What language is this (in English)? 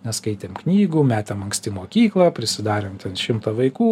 Lithuanian